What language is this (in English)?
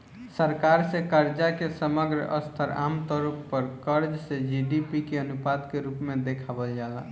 Bhojpuri